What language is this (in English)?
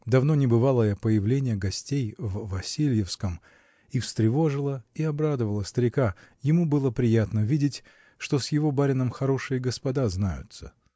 Russian